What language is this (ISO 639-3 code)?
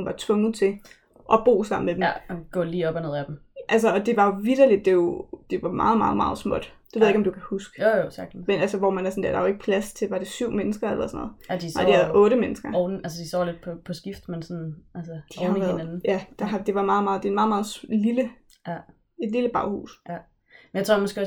dan